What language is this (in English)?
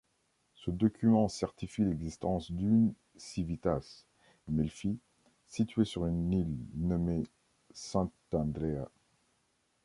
French